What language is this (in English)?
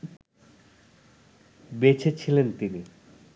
Bangla